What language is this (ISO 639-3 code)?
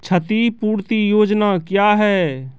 mai